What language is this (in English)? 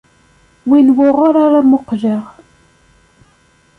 Kabyle